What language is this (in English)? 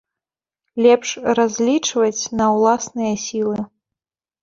Belarusian